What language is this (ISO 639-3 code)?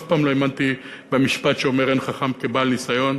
heb